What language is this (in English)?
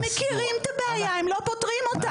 Hebrew